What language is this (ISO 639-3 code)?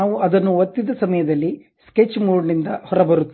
kan